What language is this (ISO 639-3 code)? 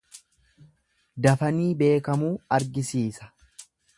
orm